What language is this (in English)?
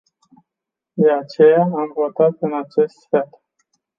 Romanian